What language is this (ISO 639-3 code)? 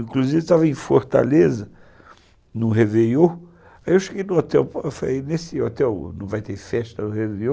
por